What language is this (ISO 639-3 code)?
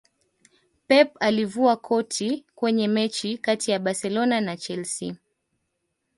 swa